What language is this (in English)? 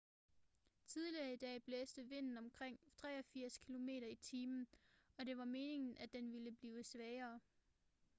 Danish